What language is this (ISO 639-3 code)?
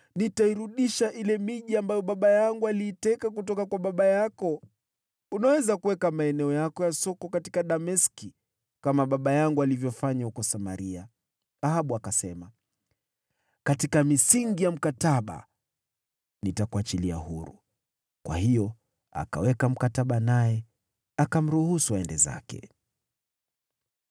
swa